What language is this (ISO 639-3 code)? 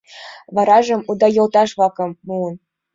chm